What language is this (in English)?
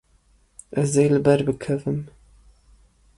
Kurdish